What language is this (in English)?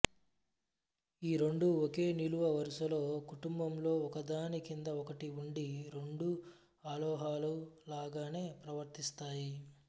Telugu